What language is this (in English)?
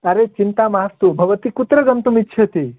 Sanskrit